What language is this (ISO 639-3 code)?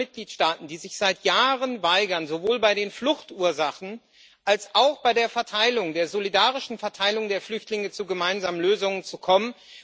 deu